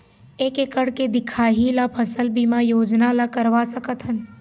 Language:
Chhattisgarhi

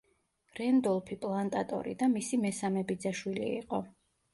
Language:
Georgian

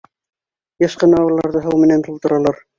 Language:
Bashkir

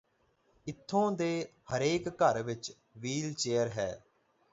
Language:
Punjabi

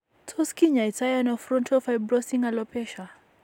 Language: Kalenjin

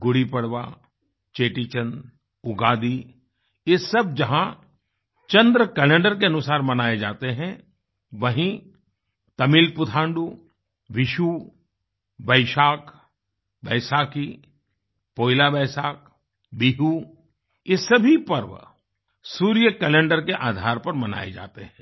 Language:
Hindi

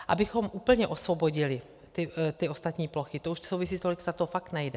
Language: Czech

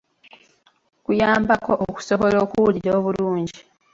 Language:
Ganda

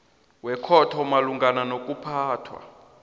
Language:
South Ndebele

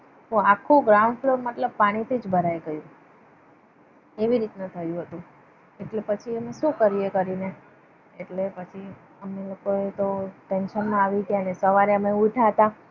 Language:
Gujarati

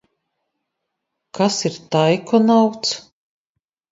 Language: Latvian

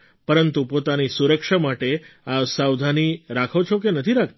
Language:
Gujarati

